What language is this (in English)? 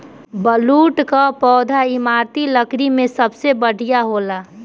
Bhojpuri